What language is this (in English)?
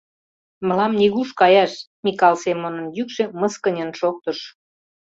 Mari